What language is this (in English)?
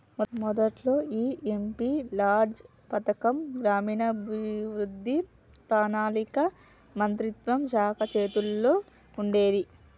Telugu